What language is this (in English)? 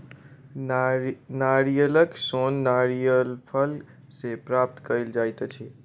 Maithili